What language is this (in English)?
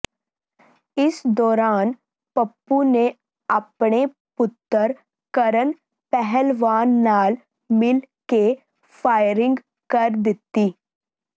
Punjabi